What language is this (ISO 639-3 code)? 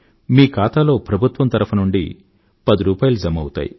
tel